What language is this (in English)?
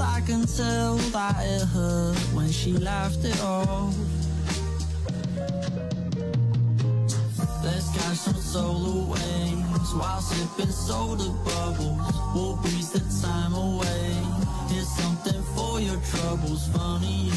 Chinese